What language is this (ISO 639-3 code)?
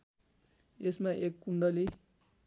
nep